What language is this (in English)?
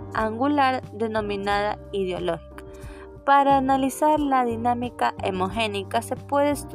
Spanish